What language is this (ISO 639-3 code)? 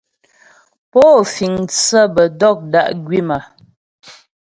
bbj